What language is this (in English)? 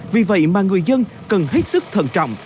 Vietnamese